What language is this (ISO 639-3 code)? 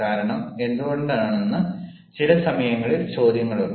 mal